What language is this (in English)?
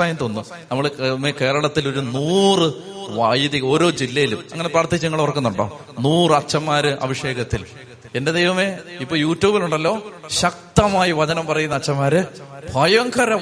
Malayalam